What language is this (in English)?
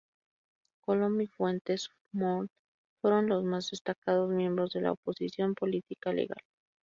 Spanish